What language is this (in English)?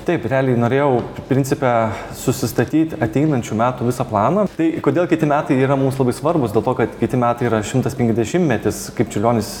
Lithuanian